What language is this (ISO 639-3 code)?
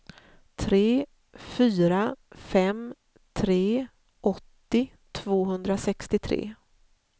swe